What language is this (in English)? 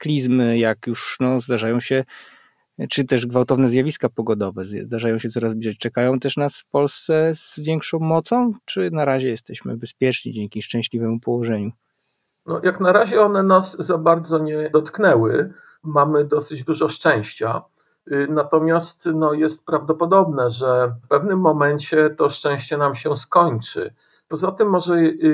Polish